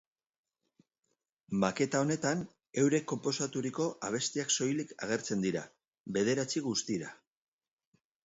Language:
Basque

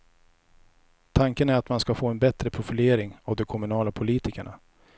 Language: Swedish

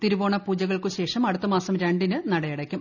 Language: Malayalam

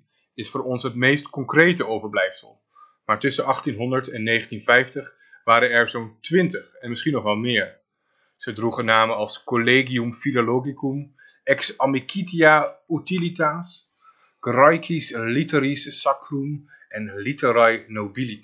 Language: Dutch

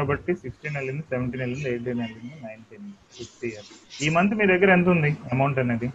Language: Telugu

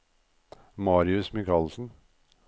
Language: Norwegian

